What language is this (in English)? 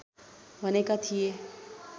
Nepali